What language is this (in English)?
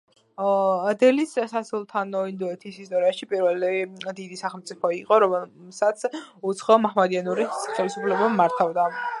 Georgian